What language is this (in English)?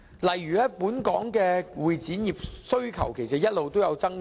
Cantonese